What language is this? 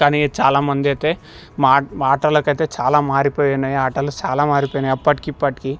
Telugu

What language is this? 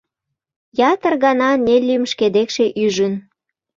Mari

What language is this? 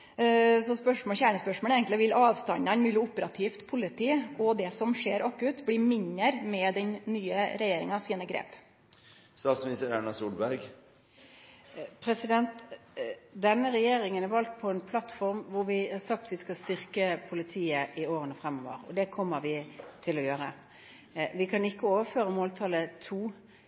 Norwegian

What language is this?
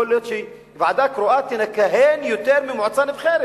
Hebrew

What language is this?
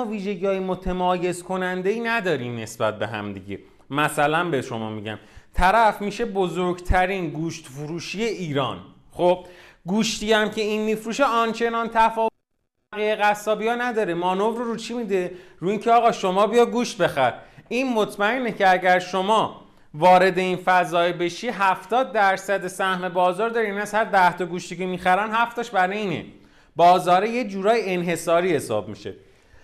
Persian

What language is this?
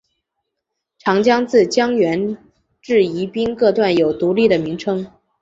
Chinese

